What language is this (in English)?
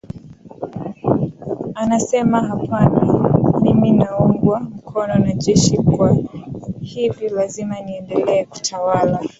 Swahili